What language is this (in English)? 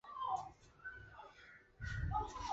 Chinese